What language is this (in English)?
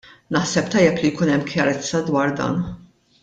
Maltese